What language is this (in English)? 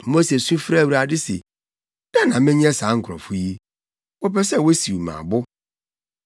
Akan